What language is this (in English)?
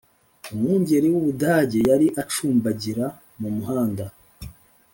Kinyarwanda